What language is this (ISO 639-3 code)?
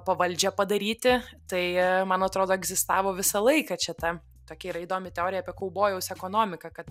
lit